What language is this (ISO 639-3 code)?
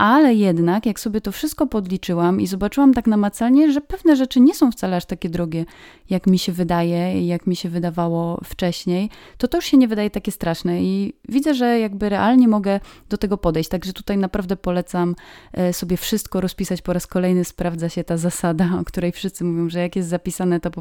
pol